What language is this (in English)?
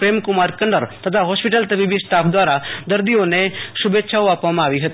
Gujarati